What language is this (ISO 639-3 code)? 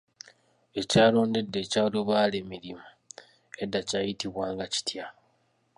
lug